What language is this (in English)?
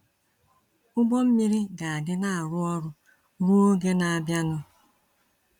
Igbo